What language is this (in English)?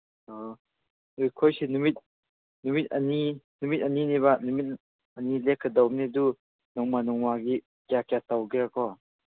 Manipuri